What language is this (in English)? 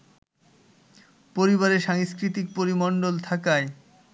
Bangla